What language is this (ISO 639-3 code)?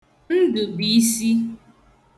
ibo